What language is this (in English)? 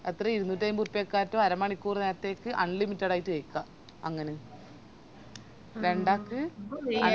Malayalam